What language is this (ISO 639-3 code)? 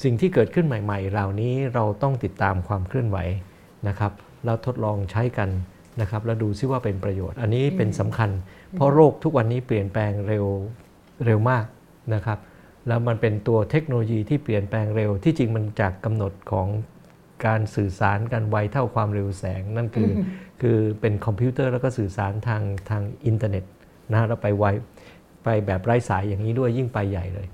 tha